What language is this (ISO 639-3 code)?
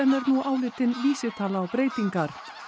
isl